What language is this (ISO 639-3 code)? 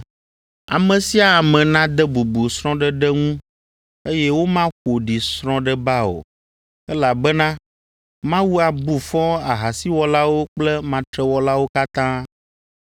ewe